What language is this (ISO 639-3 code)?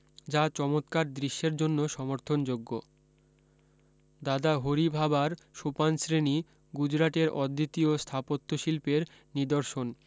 ben